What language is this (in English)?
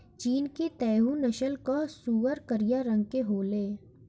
Bhojpuri